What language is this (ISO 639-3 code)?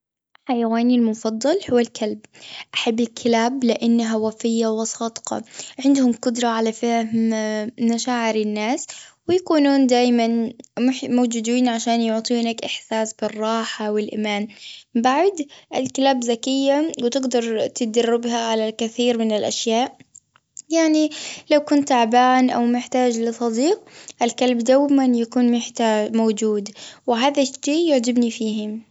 afb